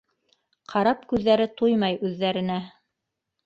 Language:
Bashkir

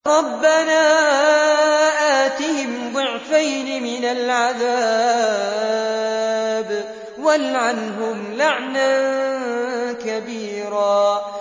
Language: Arabic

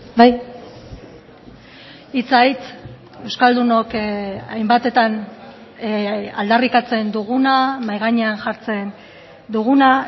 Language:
Basque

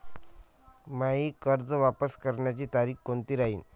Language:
Marathi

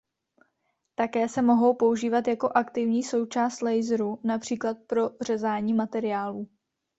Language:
Czech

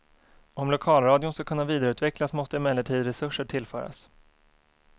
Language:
Swedish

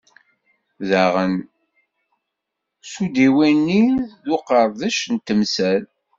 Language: Kabyle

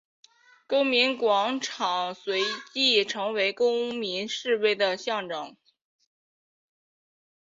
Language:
Chinese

